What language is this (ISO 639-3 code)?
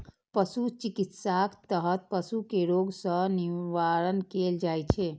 mai